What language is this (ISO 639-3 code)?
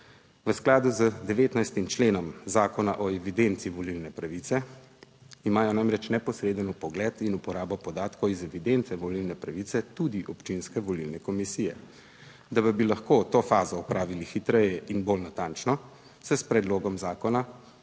slv